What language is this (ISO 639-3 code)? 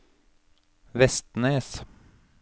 nor